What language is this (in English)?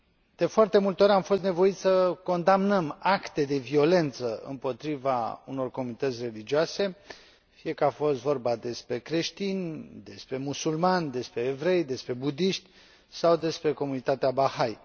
Romanian